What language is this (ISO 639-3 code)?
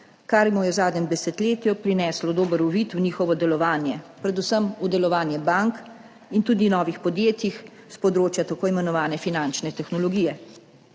slv